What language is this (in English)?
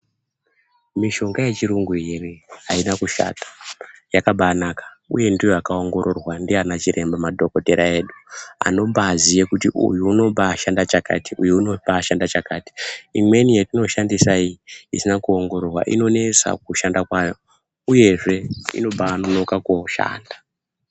Ndau